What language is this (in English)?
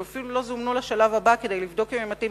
Hebrew